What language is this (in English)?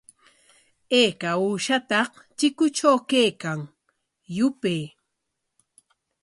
Corongo Ancash Quechua